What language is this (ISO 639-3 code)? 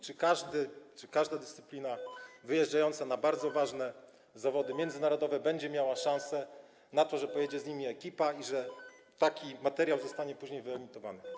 pol